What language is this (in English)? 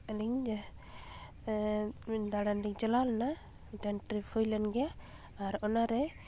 Santali